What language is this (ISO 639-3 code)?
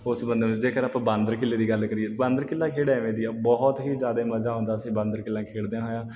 pan